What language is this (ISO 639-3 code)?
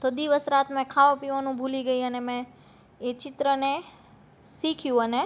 guj